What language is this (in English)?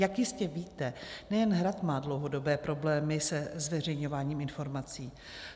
Czech